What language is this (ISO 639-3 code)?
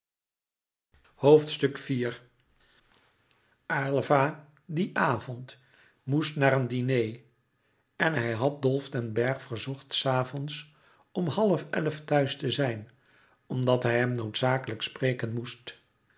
nld